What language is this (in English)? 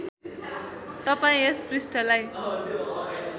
Nepali